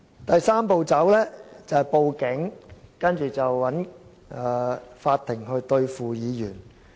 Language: Cantonese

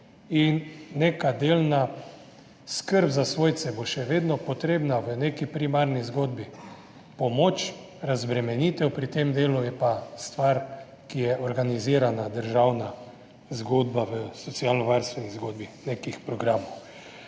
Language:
Slovenian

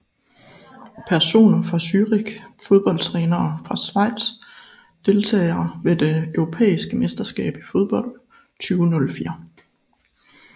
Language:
Danish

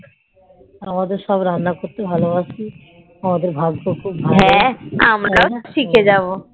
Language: Bangla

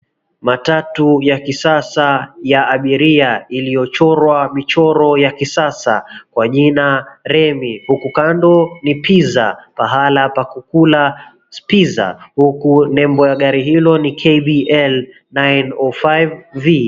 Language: Swahili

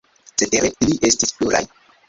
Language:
Esperanto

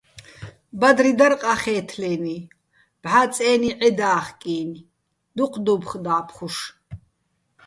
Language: Bats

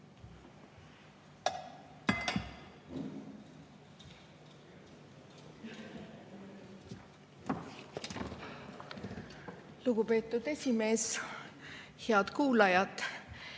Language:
Estonian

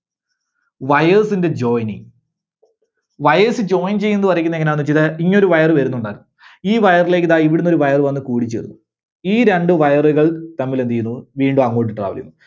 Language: Malayalam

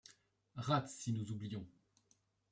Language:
French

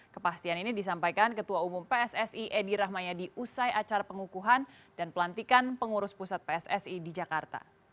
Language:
Indonesian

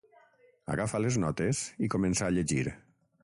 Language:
Catalan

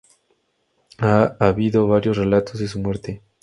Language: Spanish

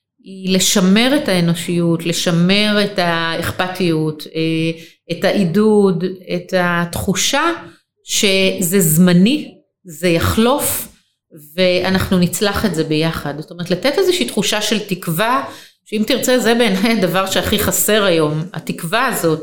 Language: Hebrew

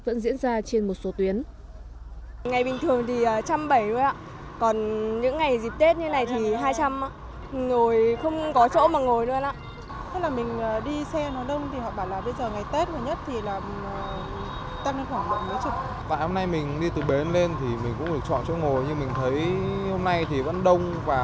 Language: Vietnamese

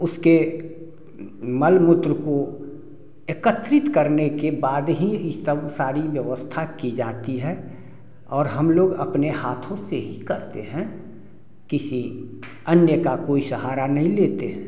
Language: Hindi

